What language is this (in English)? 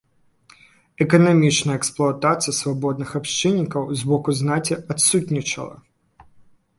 Belarusian